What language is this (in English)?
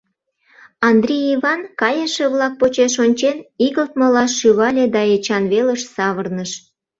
Mari